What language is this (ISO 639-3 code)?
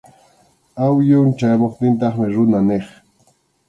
qxu